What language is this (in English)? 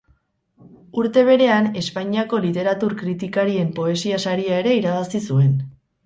Basque